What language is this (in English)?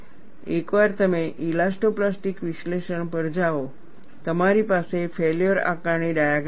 Gujarati